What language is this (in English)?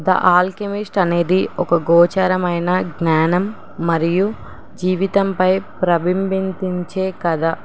Telugu